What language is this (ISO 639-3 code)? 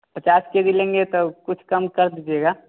hin